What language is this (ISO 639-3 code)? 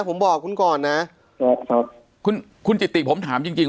tha